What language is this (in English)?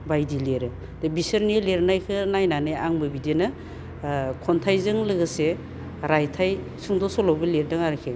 Bodo